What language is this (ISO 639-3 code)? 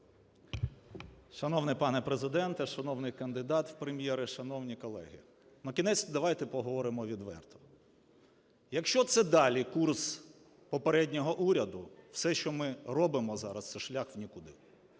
ukr